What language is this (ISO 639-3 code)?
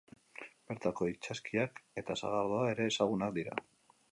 eus